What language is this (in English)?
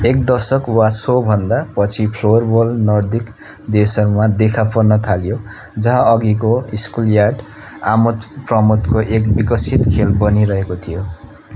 Nepali